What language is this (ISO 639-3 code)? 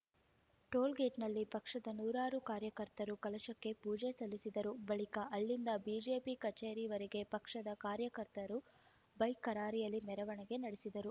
kan